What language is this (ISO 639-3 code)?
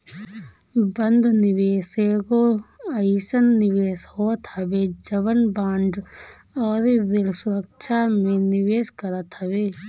bho